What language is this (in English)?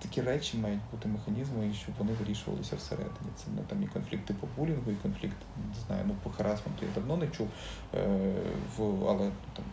Ukrainian